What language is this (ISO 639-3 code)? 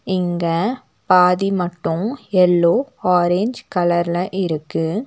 tam